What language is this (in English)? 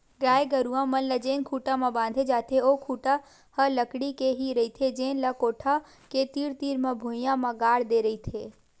Chhattisgarhi